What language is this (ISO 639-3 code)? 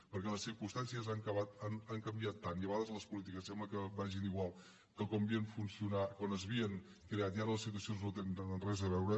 cat